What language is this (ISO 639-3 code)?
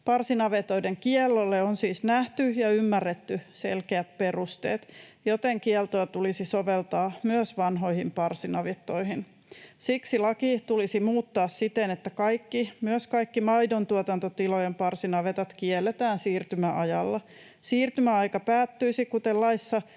fin